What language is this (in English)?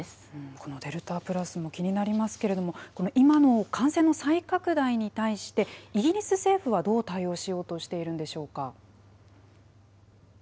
Japanese